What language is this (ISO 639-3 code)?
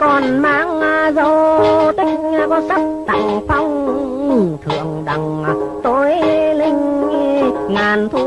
vie